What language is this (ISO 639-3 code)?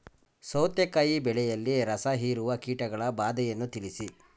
kan